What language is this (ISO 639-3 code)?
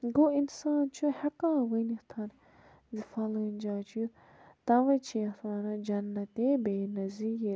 kas